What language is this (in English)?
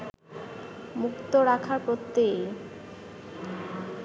Bangla